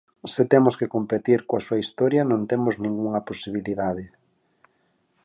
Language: Galician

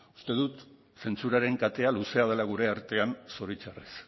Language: Basque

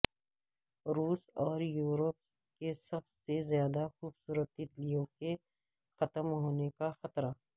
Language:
Urdu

